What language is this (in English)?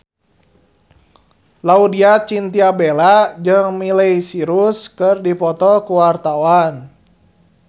Sundanese